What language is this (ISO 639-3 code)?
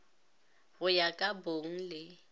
nso